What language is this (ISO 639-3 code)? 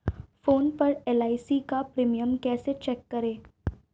hin